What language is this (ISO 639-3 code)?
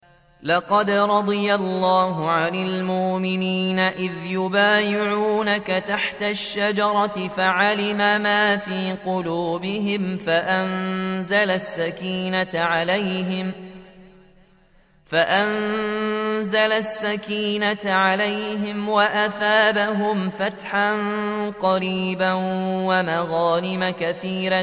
ara